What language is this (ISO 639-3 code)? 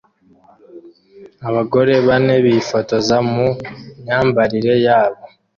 kin